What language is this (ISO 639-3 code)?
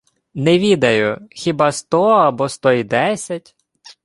ukr